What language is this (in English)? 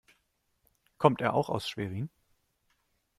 German